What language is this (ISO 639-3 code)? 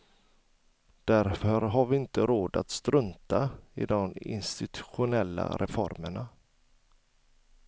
swe